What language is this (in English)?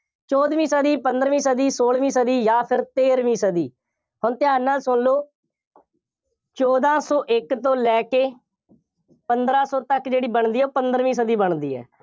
Punjabi